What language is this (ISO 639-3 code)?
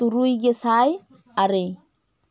sat